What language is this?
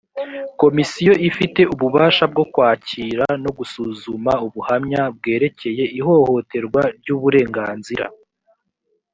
Kinyarwanda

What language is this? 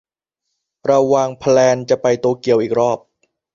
Thai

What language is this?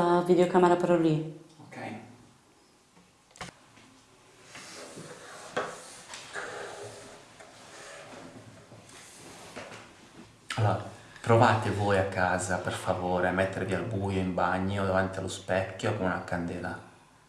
Italian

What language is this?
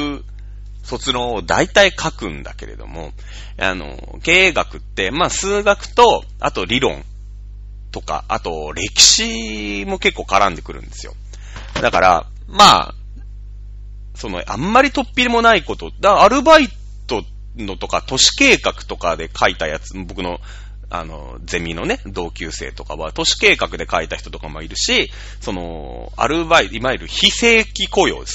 Japanese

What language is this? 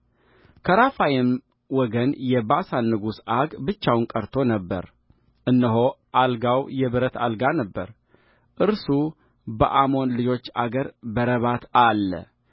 Amharic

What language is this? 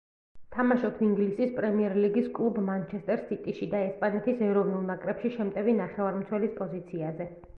Georgian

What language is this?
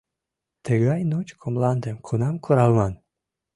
Mari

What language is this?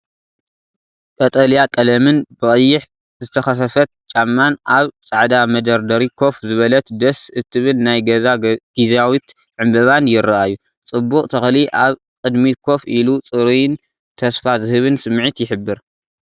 Tigrinya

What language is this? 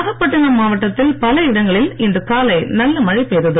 Tamil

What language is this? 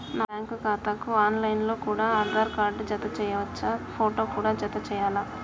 Telugu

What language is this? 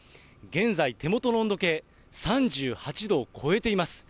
Japanese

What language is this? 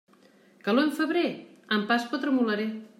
Catalan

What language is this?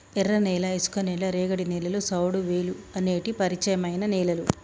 Telugu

